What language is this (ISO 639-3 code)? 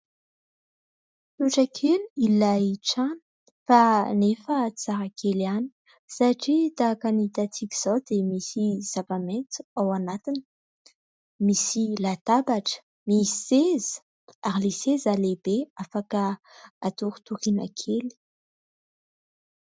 mlg